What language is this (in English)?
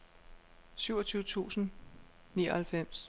Danish